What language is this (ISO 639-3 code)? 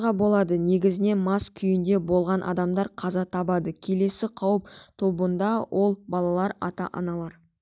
kaz